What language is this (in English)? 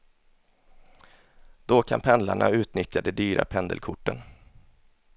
Swedish